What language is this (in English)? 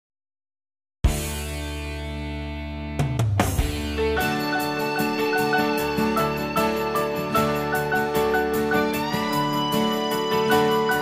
Spanish